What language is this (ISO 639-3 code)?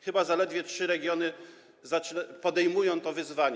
pol